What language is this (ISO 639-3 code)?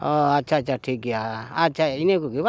sat